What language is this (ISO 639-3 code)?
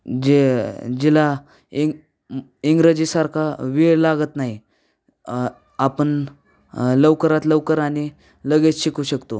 mar